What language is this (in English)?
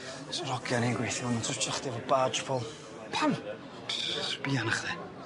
Welsh